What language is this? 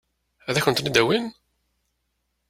Kabyle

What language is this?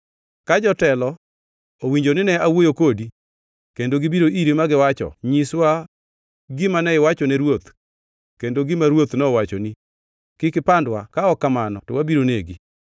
Luo (Kenya and Tanzania)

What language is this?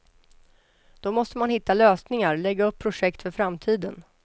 Swedish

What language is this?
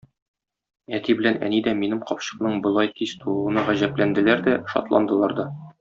Tatar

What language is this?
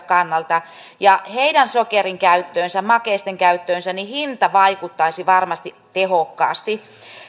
Finnish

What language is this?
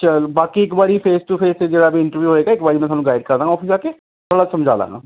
Punjabi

